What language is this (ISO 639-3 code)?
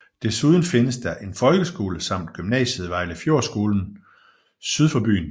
dan